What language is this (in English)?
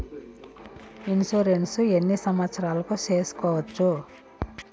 Telugu